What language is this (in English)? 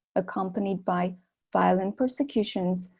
English